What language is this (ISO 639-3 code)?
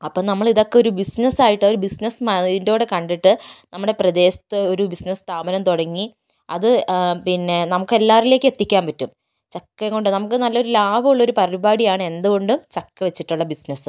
mal